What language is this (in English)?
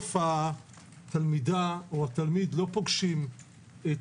Hebrew